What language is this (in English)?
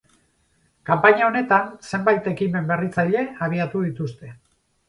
Basque